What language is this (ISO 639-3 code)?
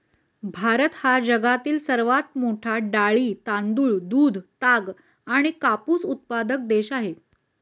mar